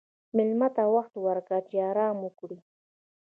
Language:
Pashto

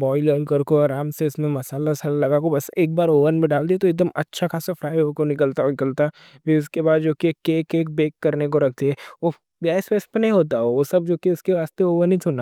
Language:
Deccan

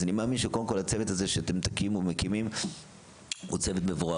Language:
Hebrew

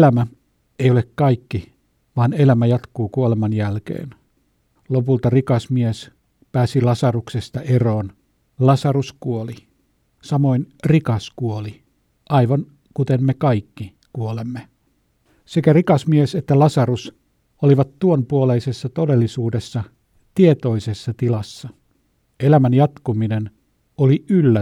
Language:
Finnish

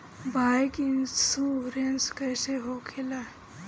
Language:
Bhojpuri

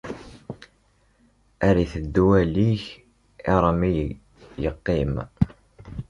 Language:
Kabyle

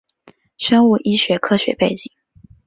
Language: Chinese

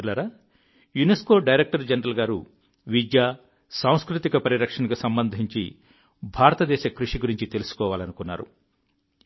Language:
Telugu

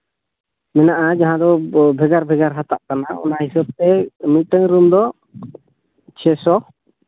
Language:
Santali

